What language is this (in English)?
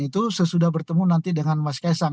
Indonesian